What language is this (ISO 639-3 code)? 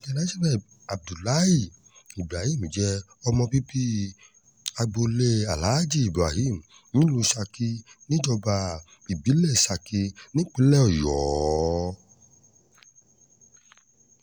yor